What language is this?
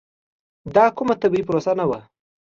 Pashto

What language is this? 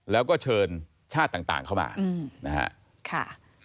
Thai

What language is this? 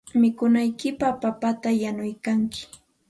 Santa Ana de Tusi Pasco Quechua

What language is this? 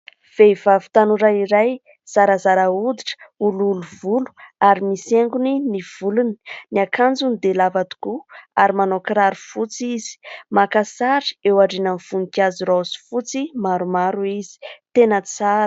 Malagasy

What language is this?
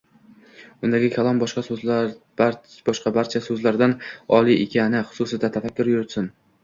Uzbek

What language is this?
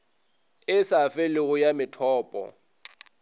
Northern Sotho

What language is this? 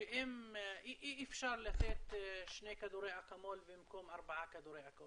Hebrew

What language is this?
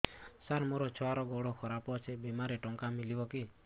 Odia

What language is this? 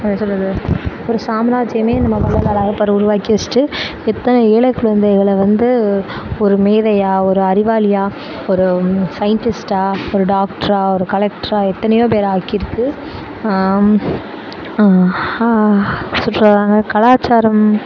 Tamil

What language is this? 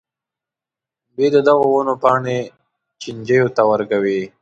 Pashto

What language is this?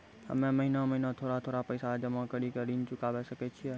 Maithili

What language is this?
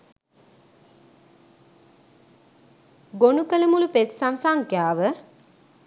Sinhala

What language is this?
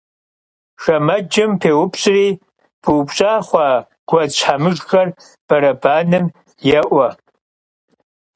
Kabardian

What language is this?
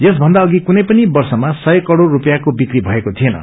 Nepali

